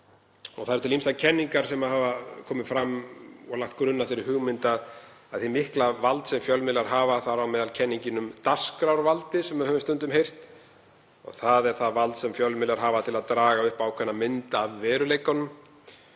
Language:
Icelandic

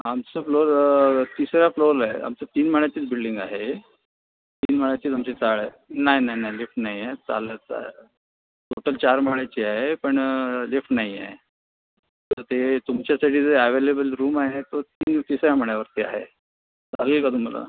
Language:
Marathi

